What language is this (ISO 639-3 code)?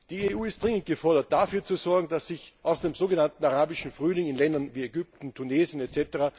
deu